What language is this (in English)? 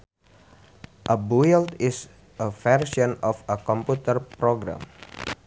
Sundanese